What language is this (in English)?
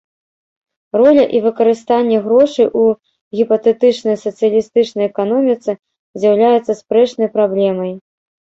Belarusian